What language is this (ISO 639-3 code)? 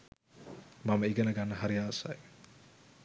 sin